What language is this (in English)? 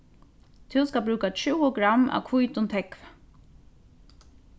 Faroese